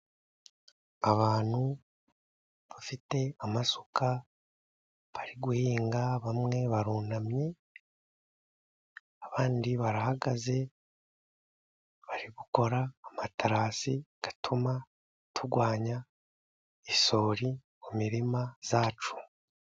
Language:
Kinyarwanda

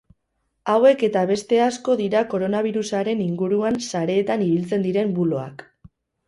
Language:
Basque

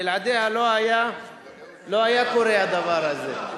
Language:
Hebrew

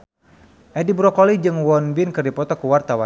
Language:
Sundanese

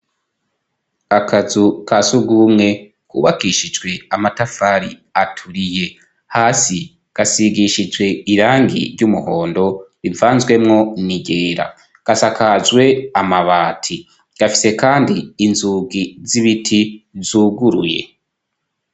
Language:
Rundi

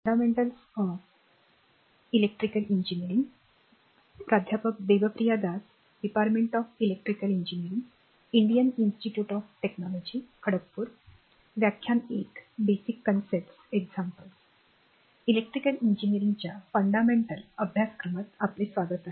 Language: Marathi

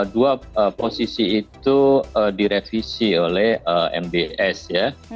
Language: Indonesian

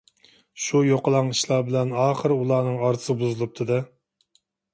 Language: Uyghur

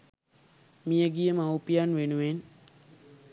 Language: Sinhala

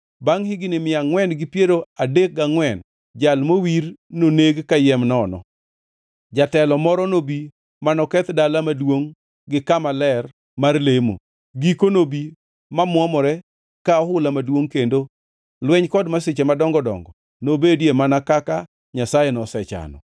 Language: Luo (Kenya and Tanzania)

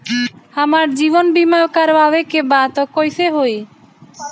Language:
Bhojpuri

